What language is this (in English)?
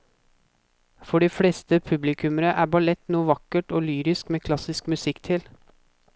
Norwegian